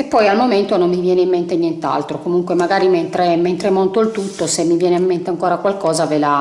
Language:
Italian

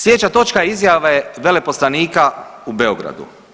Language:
Croatian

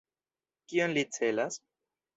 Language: Esperanto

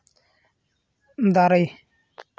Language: Santali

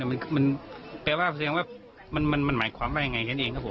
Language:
Thai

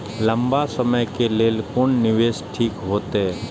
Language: Maithili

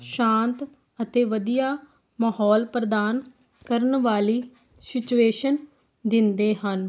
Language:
Punjabi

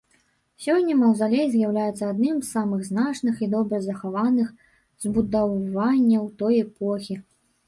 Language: Belarusian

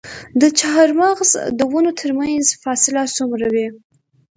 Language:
Pashto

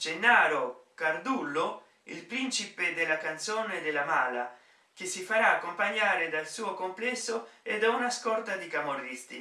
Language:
Italian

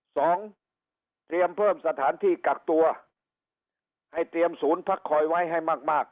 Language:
Thai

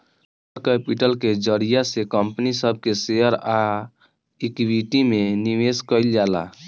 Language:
Bhojpuri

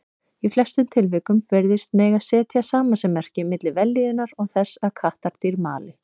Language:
Icelandic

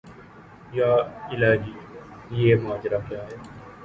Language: Urdu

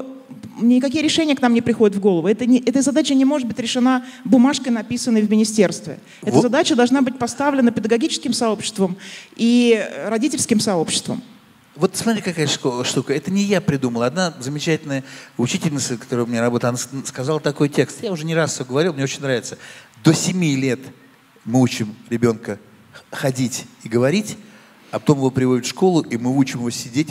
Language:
Russian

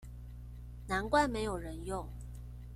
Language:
Chinese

